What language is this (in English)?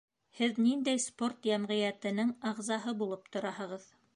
Bashkir